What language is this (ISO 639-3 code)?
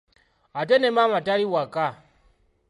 lug